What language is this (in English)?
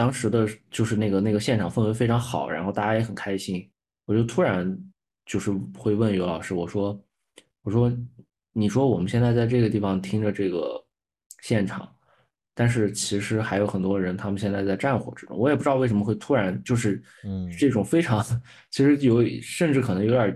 Chinese